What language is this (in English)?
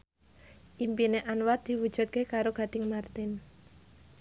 Javanese